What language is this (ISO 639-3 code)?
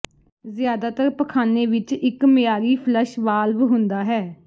pan